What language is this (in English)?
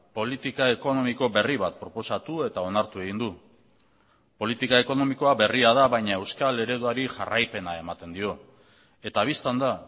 Basque